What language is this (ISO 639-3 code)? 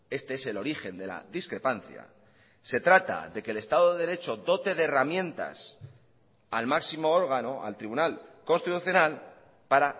spa